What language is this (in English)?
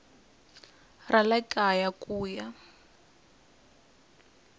Tsonga